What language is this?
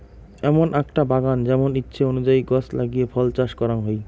Bangla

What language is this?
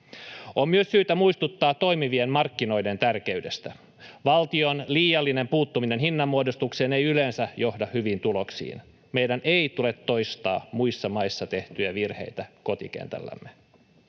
Finnish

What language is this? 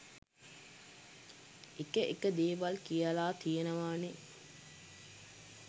Sinhala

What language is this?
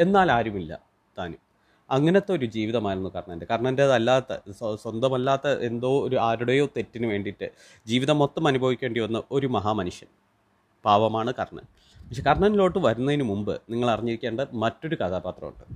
Malayalam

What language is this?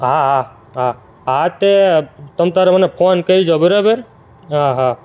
Gujarati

